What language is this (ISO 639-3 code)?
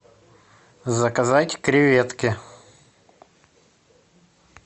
rus